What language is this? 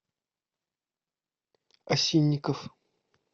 Russian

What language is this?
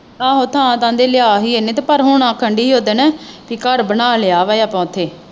Punjabi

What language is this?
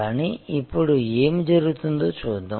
Telugu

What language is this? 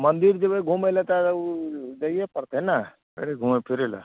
Maithili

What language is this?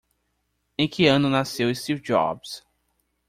Portuguese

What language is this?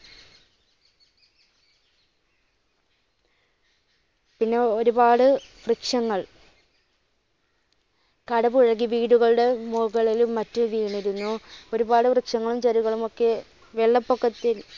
Malayalam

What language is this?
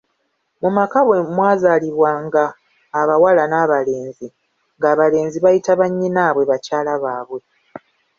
Ganda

